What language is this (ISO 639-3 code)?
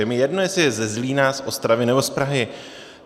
ces